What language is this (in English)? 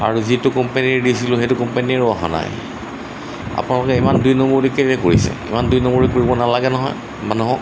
Assamese